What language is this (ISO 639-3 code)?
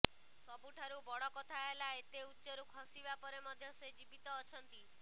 ori